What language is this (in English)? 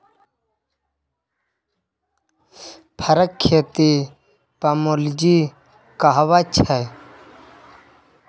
Maithili